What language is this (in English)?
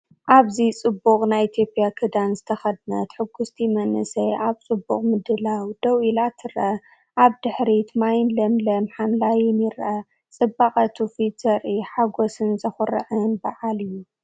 Tigrinya